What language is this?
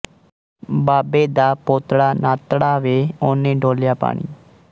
Punjabi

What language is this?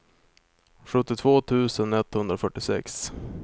Swedish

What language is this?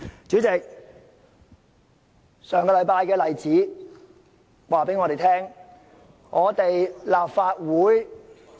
Cantonese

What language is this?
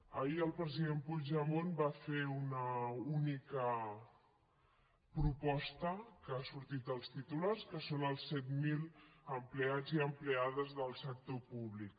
Catalan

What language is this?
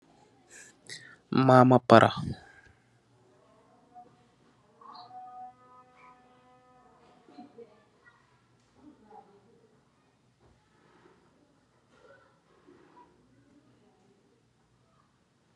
Wolof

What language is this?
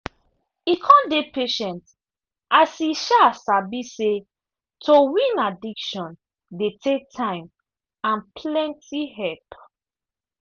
Nigerian Pidgin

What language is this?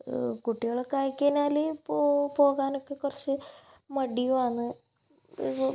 Malayalam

